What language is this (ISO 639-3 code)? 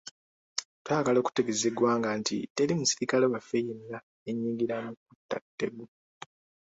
lug